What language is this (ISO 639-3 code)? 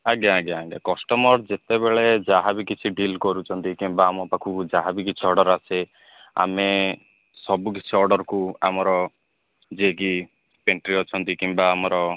ori